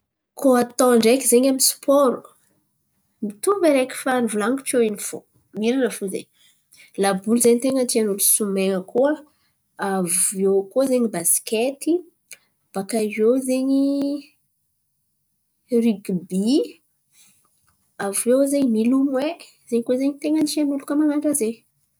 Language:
Antankarana Malagasy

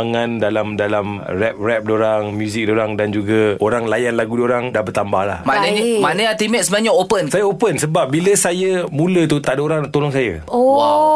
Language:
Malay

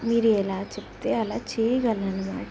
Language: Telugu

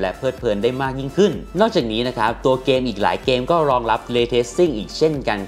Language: Thai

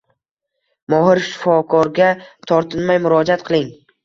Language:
Uzbek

